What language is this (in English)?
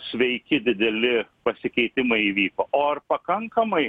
Lithuanian